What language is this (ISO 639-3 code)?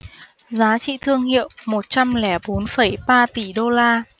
vie